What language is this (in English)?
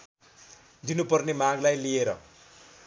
Nepali